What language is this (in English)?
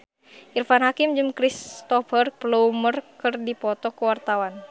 Sundanese